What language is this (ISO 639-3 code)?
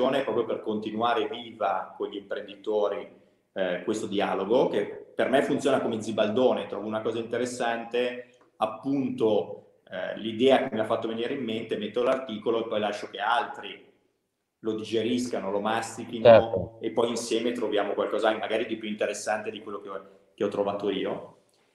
ita